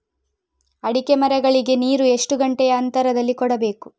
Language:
Kannada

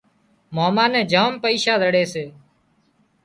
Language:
Wadiyara Koli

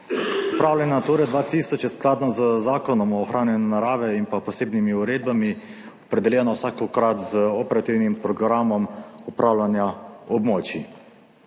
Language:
Slovenian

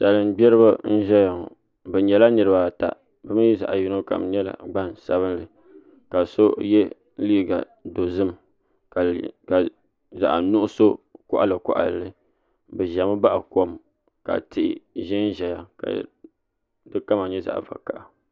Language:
Dagbani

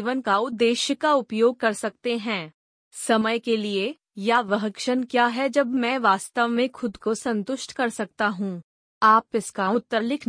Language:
Hindi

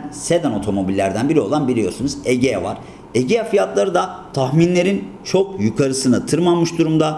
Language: Turkish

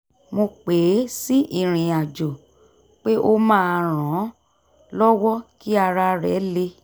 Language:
Yoruba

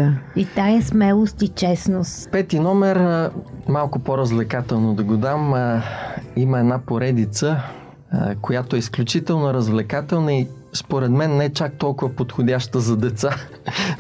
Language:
Bulgarian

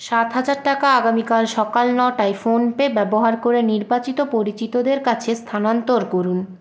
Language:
Bangla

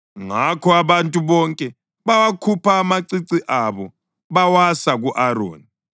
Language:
North Ndebele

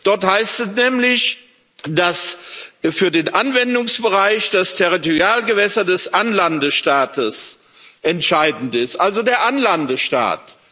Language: German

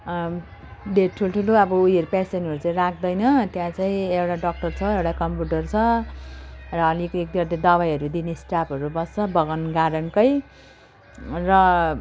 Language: Nepali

